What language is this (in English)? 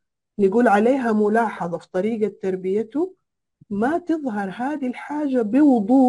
Arabic